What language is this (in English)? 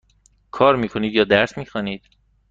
Persian